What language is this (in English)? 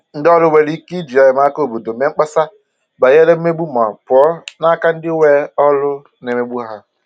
Igbo